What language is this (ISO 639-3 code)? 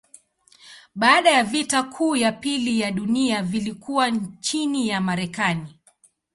swa